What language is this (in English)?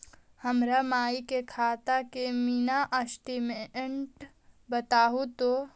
Magahi